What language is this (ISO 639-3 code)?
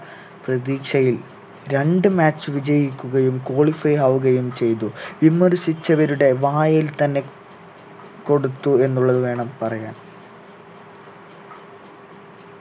mal